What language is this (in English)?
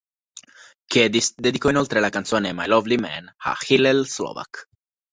Italian